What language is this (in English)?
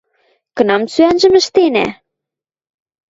Western Mari